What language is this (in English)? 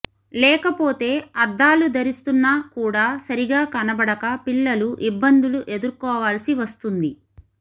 Telugu